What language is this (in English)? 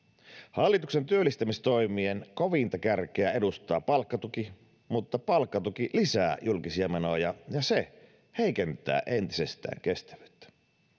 Finnish